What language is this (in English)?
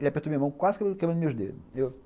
Portuguese